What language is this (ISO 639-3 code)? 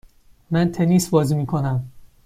fas